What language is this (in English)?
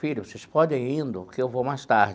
Portuguese